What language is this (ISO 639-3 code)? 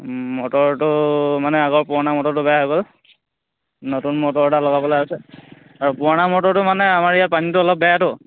asm